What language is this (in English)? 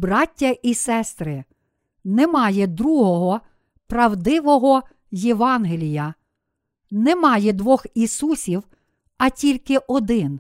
Ukrainian